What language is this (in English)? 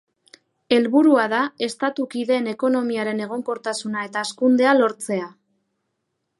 Basque